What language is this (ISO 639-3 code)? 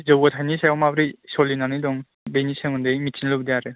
brx